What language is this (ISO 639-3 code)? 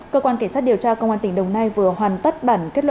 vie